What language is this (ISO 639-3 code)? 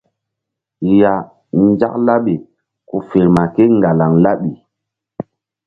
mdd